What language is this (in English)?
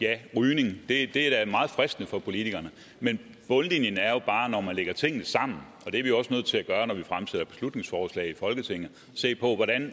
Danish